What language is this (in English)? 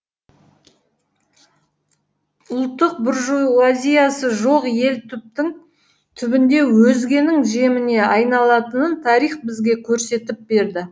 Kazakh